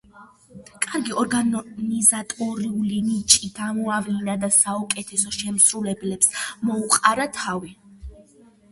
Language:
Georgian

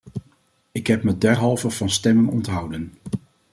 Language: Dutch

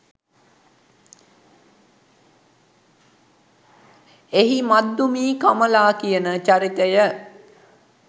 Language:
Sinhala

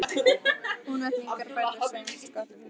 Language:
Icelandic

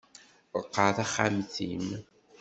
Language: Kabyle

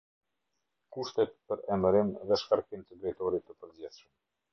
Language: Albanian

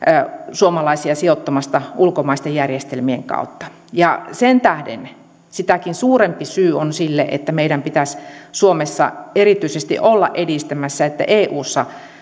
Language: Finnish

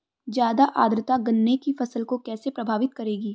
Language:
Hindi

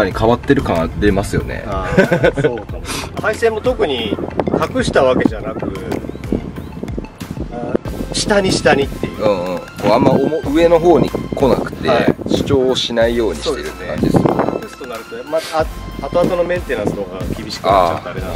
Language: Japanese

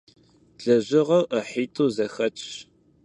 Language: Kabardian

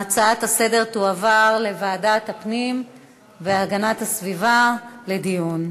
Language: Hebrew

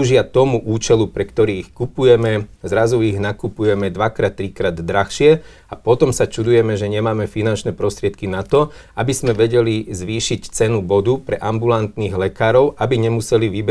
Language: Slovak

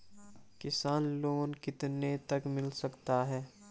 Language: Hindi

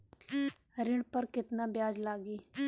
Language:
Bhojpuri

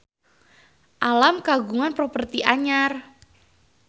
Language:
Sundanese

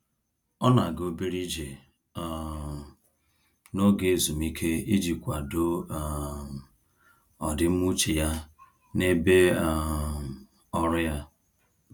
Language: Igbo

